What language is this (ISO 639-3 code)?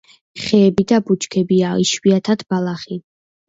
kat